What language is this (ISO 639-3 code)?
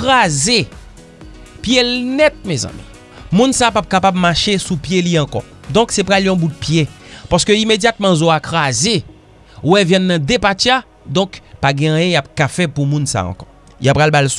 fra